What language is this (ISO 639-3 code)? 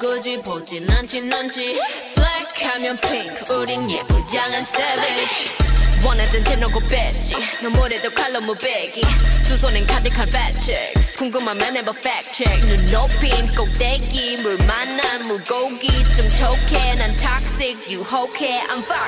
pol